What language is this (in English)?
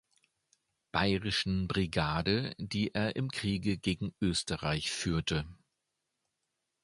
German